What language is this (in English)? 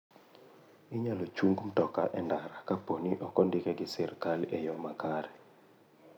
Luo (Kenya and Tanzania)